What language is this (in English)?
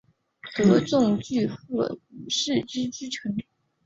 Chinese